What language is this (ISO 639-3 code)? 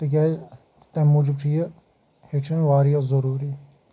kas